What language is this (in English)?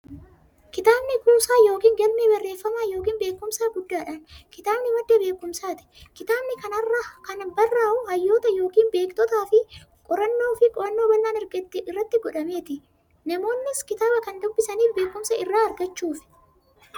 Oromo